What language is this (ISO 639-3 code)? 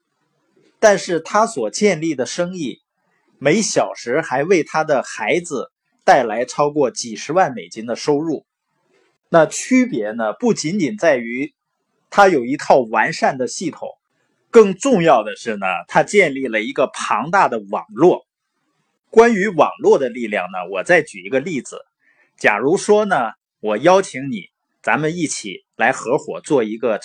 zho